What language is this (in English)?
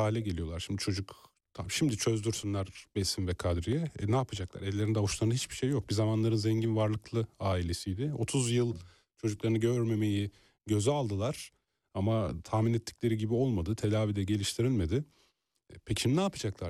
Turkish